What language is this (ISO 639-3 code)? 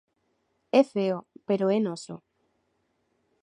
glg